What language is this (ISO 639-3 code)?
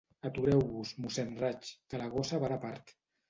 cat